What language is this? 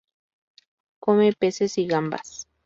Spanish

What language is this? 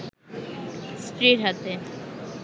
Bangla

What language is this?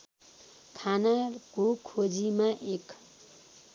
Nepali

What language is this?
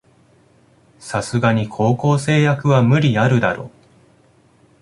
Japanese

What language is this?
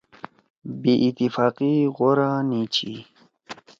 Torwali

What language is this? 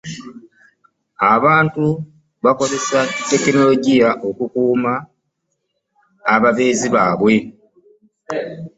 Ganda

